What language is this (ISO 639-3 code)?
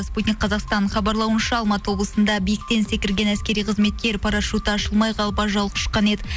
kaz